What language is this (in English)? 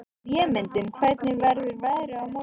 Icelandic